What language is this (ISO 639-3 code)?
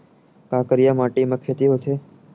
hne